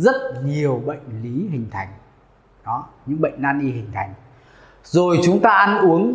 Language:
Vietnamese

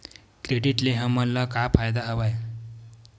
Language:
Chhattisgarhi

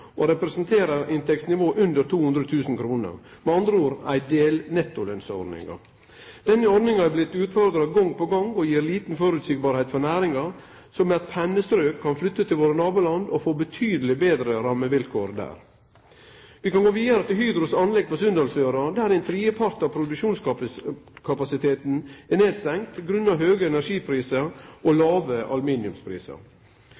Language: Norwegian Nynorsk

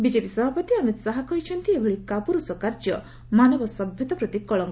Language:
Odia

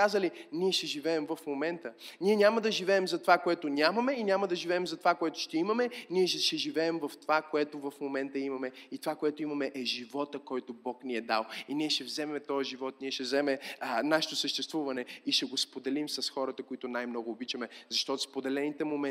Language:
Bulgarian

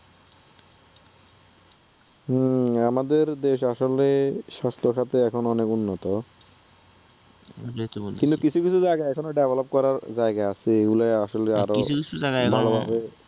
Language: Bangla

